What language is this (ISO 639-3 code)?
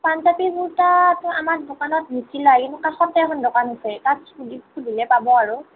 asm